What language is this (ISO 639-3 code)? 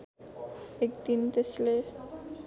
nep